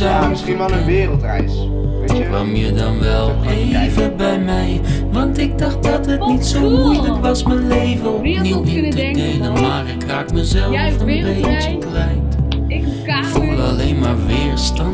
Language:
Dutch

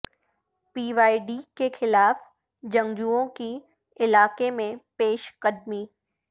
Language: Urdu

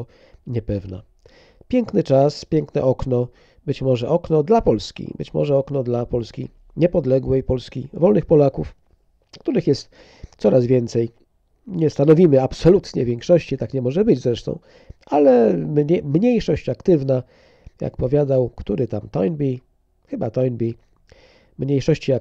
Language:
Polish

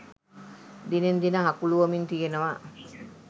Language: Sinhala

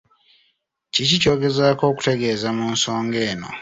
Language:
Ganda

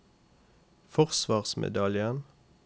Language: Norwegian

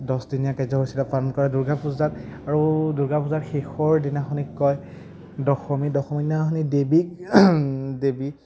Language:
Assamese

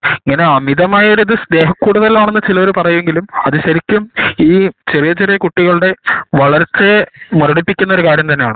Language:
Malayalam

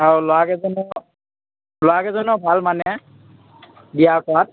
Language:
Assamese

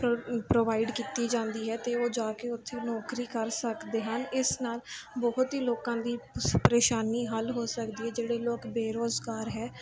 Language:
Punjabi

